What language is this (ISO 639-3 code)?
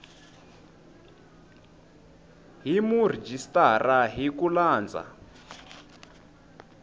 tso